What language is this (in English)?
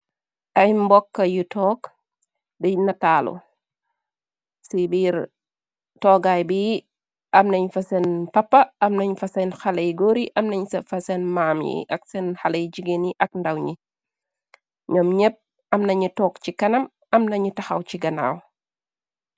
Wolof